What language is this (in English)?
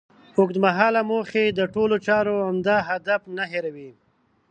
Pashto